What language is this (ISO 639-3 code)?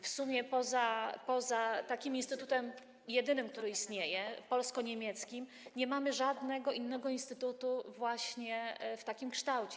pol